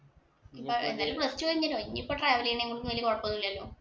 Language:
Malayalam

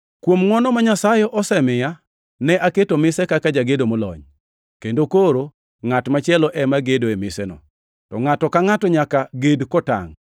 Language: Luo (Kenya and Tanzania)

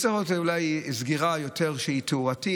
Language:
Hebrew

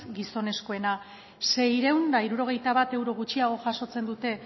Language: Basque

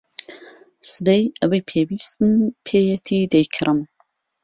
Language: Central Kurdish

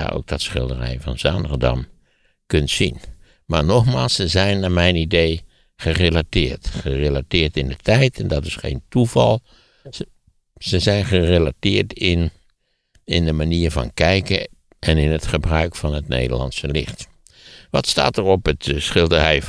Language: Dutch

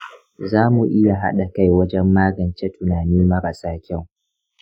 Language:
Hausa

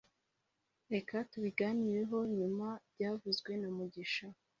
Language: Kinyarwanda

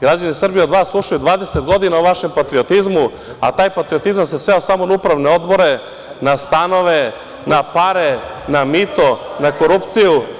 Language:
Serbian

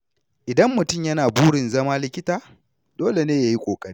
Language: Hausa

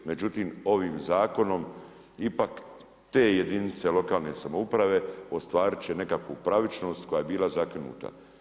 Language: Croatian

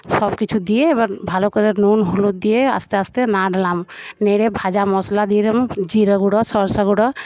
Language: Bangla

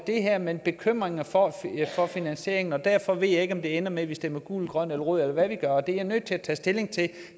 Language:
Danish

